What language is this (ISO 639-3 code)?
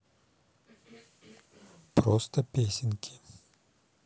rus